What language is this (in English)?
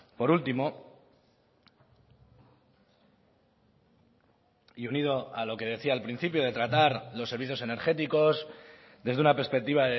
Spanish